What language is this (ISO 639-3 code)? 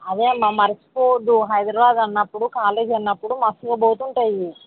tel